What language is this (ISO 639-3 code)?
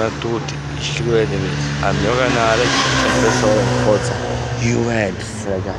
ita